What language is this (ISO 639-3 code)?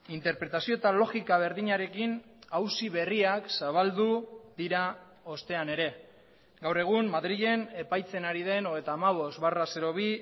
eus